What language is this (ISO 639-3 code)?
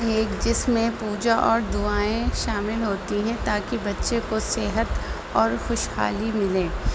urd